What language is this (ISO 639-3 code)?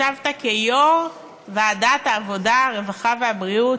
heb